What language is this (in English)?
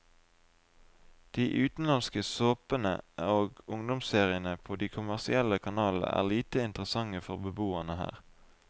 Norwegian